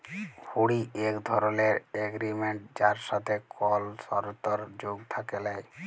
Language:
Bangla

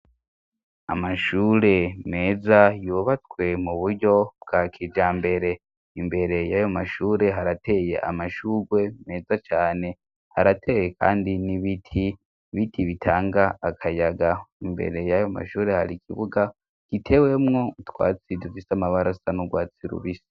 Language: Rundi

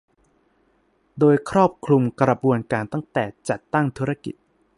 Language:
Thai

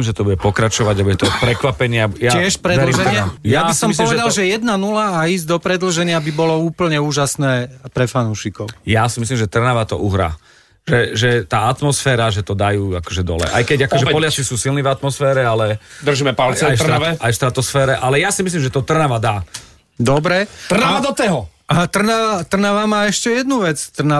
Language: Slovak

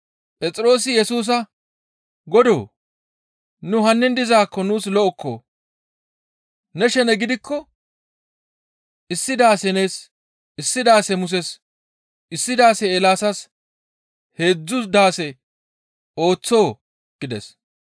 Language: Gamo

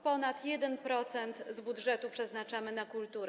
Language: Polish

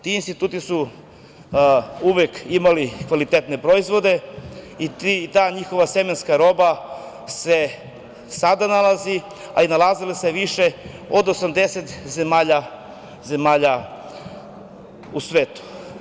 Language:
Serbian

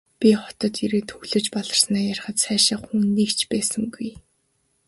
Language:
Mongolian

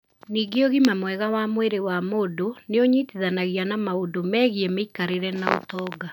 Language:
Kikuyu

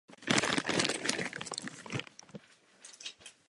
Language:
Czech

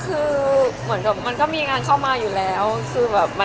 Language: Thai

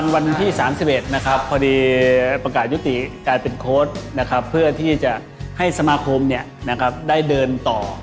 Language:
Thai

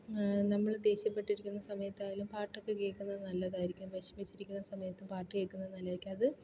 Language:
Malayalam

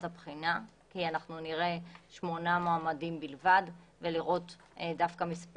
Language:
Hebrew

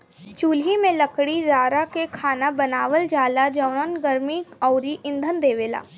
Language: Bhojpuri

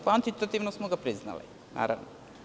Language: Serbian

